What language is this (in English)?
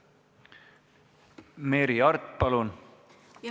Estonian